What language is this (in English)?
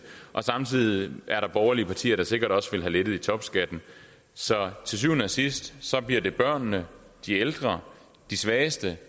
Danish